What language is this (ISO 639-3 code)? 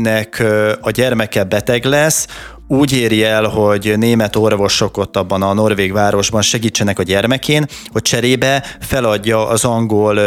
hun